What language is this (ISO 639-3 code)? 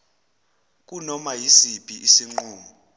zul